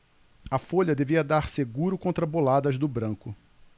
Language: Portuguese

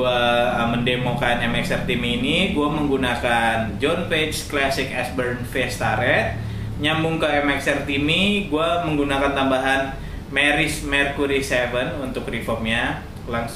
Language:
Indonesian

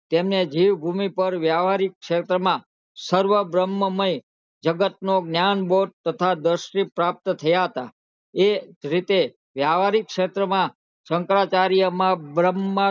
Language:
Gujarati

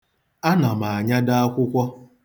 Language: Igbo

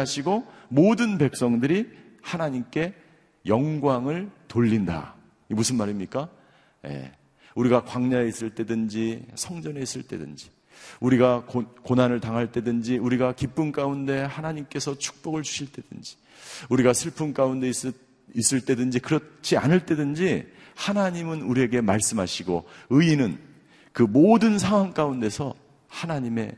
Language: Korean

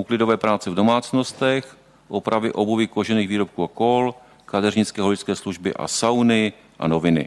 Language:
Czech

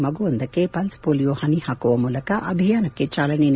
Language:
Kannada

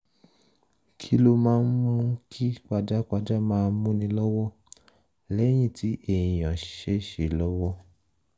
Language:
Yoruba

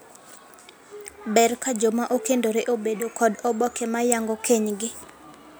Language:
Luo (Kenya and Tanzania)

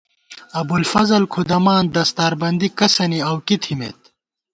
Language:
Gawar-Bati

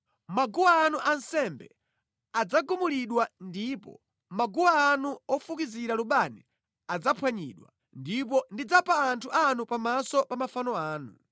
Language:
Nyanja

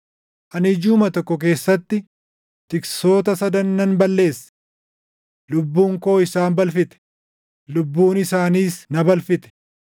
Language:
Oromo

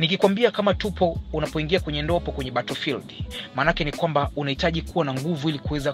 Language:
Swahili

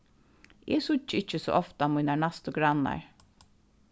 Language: Faroese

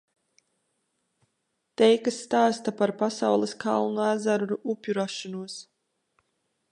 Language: Latvian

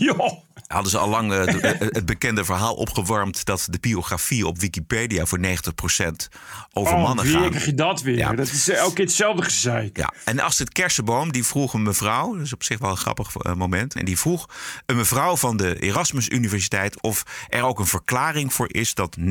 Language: Dutch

